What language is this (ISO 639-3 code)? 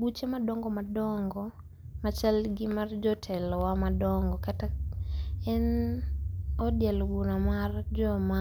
luo